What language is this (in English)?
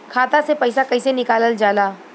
Bhojpuri